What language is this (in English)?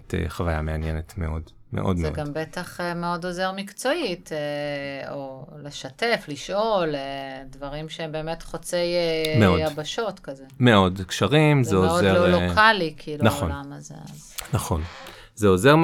Hebrew